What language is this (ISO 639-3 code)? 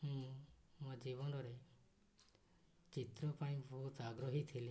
ori